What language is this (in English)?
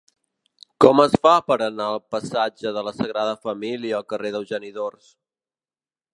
Catalan